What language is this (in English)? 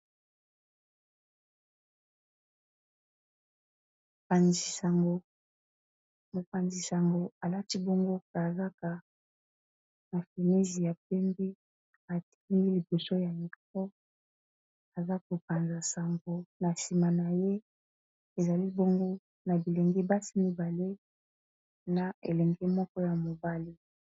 Lingala